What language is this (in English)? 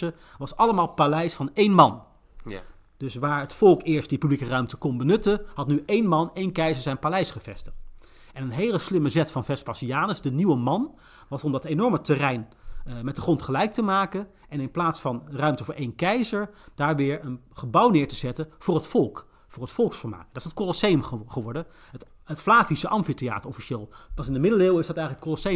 Dutch